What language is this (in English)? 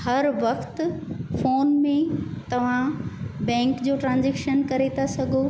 Sindhi